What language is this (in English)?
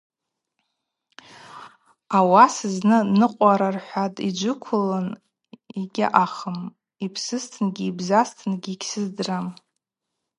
Abaza